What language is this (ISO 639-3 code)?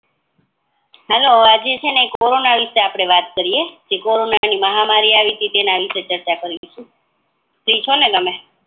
guj